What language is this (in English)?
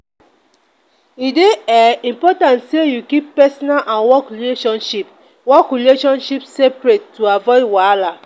Nigerian Pidgin